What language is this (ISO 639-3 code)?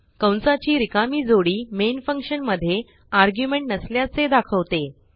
mar